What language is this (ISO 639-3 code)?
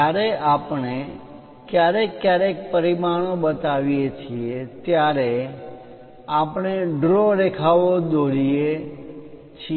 guj